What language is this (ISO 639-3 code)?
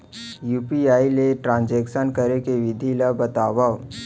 hne